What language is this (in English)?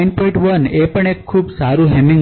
Gujarati